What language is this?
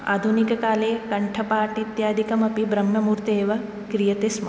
Sanskrit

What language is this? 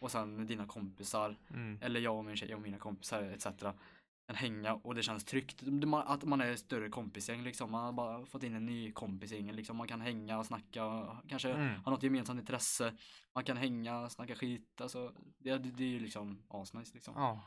Swedish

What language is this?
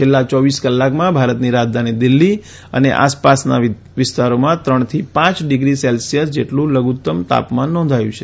Gujarati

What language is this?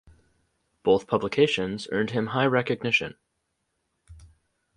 English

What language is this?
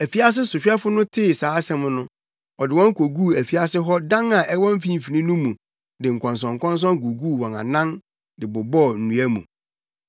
Akan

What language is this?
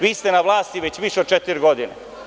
Serbian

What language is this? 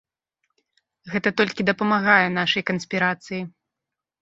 Belarusian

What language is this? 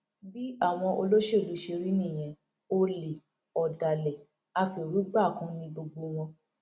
Yoruba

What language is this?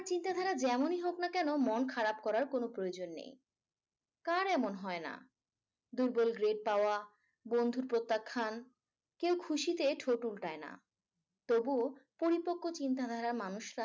Bangla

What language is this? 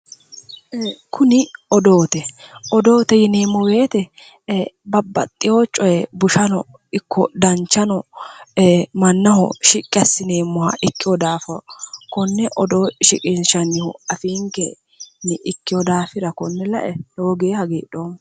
Sidamo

